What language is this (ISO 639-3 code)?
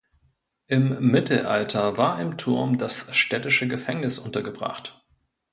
deu